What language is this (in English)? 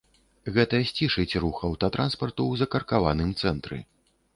Belarusian